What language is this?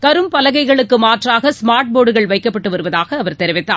Tamil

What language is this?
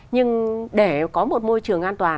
Vietnamese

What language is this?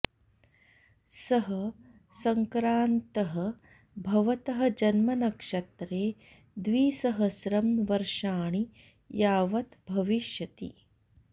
Sanskrit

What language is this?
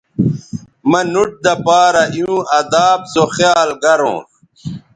Bateri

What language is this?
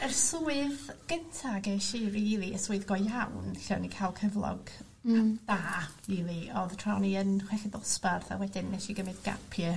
Welsh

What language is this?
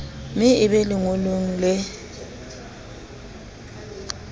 Southern Sotho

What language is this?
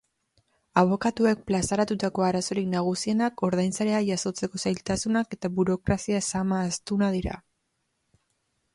Basque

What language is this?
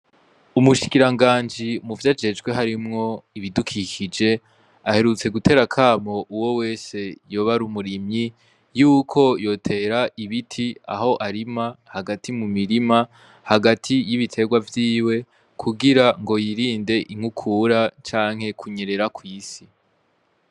Rundi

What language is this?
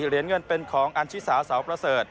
Thai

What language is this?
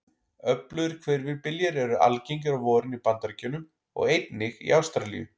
Icelandic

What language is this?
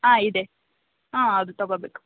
Kannada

